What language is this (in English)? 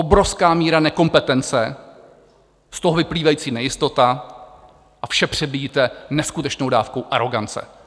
Czech